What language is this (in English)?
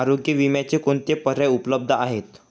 Marathi